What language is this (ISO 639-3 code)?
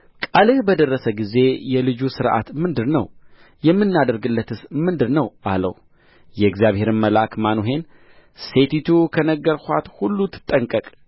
amh